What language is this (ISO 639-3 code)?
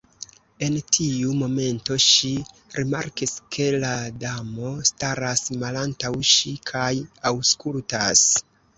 epo